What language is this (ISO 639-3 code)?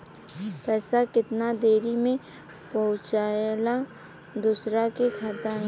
bho